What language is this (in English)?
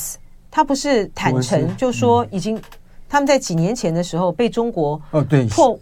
Chinese